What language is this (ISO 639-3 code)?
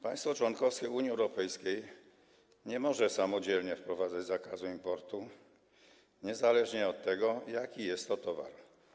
pol